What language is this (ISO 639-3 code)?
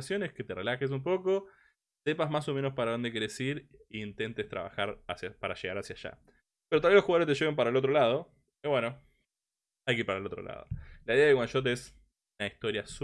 spa